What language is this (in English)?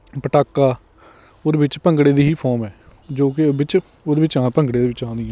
Punjabi